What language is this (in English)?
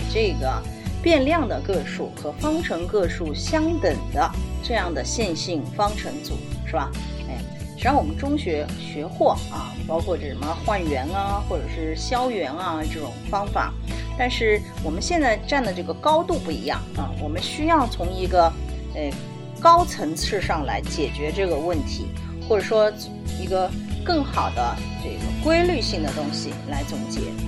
Chinese